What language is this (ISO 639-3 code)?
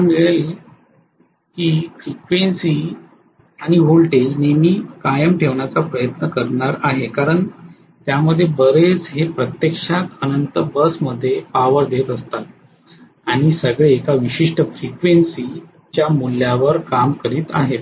mar